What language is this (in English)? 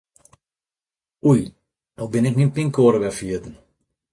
Western Frisian